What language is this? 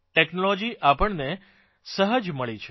Gujarati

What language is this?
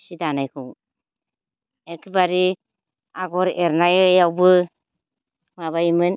Bodo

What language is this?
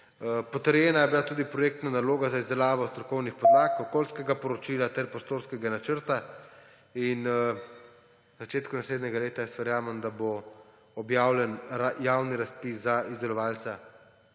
Slovenian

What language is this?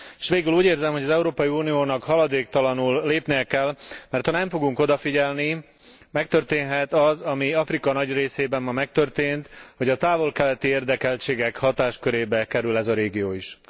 Hungarian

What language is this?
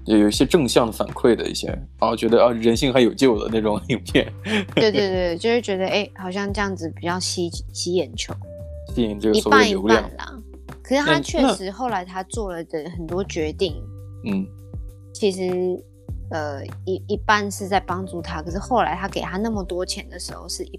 Chinese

